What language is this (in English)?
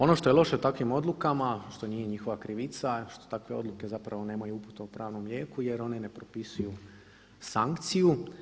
Croatian